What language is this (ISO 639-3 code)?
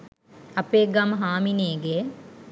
sin